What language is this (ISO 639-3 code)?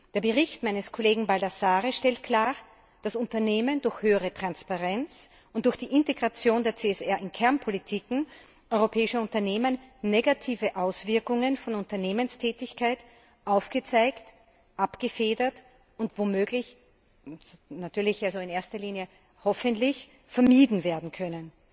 deu